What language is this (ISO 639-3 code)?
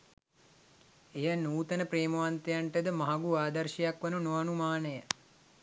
sin